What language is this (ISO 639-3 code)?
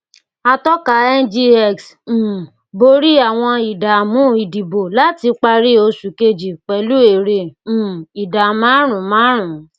yor